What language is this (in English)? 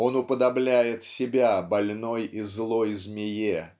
Russian